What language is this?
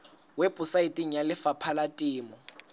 Southern Sotho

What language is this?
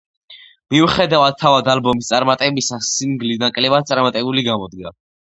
Georgian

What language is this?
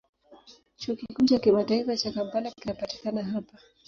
Swahili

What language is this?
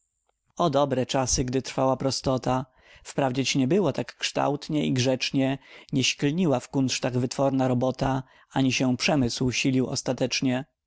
Polish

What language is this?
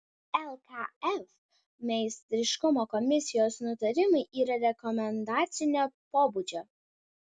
Lithuanian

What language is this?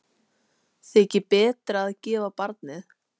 Icelandic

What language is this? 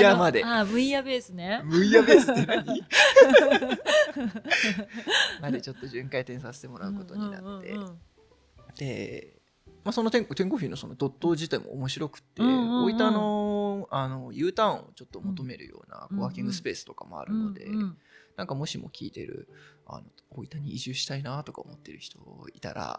Japanese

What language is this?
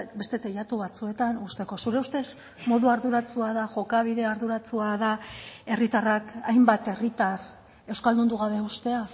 Basque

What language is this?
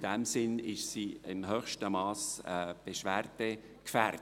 Swiss German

